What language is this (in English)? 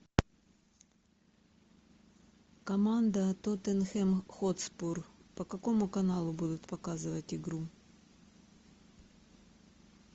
Russian